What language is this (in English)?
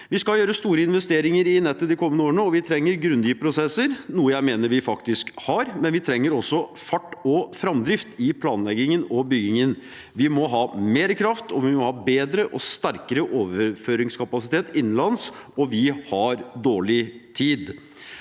Norwegian